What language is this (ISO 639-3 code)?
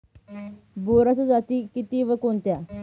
mar